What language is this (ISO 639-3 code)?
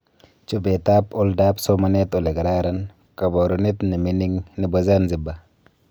kln